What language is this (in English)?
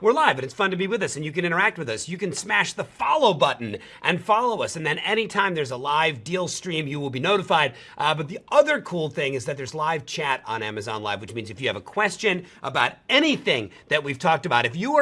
English